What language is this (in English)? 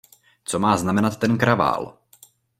Czech